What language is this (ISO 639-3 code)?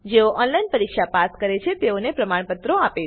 guj